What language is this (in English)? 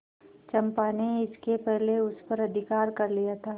Hindi